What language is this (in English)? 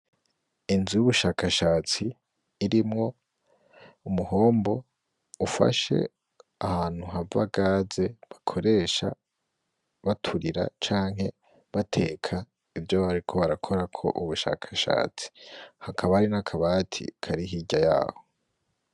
Rundi